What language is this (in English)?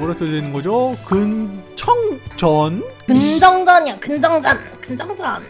Korean